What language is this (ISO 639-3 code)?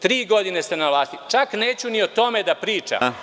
srp